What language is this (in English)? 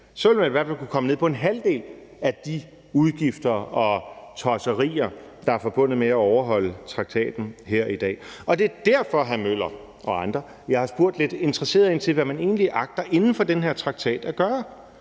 Danish